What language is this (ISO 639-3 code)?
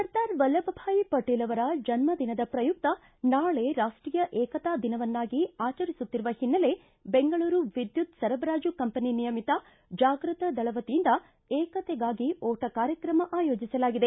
kan